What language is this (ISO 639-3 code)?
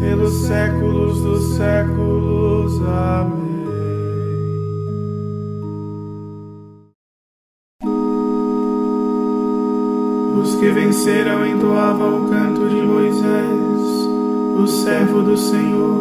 por